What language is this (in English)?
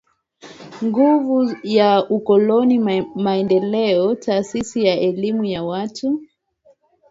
Swahili